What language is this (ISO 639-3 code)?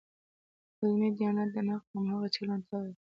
pus